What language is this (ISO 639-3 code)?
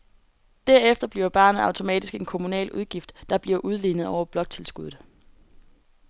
dan